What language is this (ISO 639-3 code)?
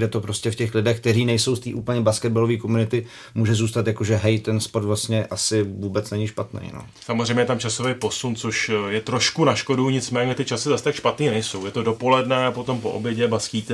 ces